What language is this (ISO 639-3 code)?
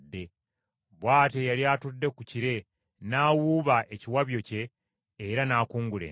lug